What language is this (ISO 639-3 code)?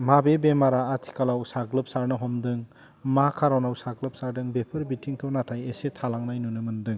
brx